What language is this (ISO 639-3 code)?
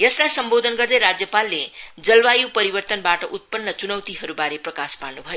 nep